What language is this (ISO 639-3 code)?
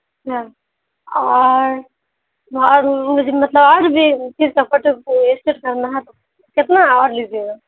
urd